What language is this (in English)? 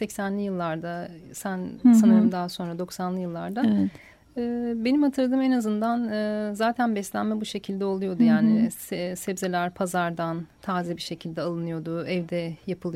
Turkish